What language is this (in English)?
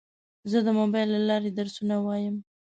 Pashto